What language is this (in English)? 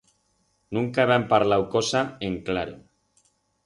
Aragonese